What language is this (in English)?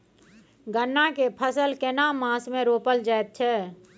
Maithili